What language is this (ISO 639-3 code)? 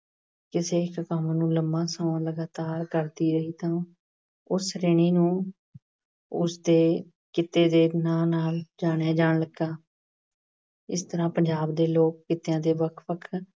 pan